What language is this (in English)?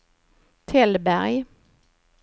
Swedish